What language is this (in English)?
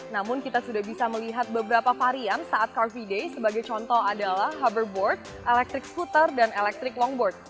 Indonesian